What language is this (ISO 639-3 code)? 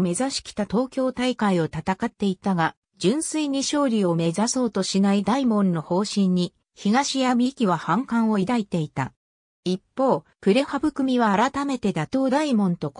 jpn